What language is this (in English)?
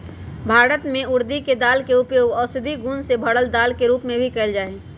Magahi